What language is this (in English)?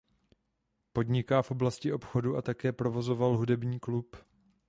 Czech